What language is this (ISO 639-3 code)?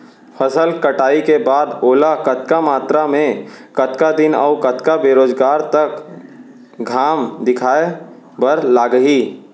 hne